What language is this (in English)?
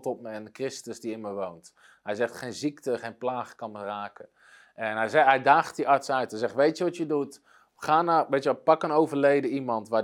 Dutch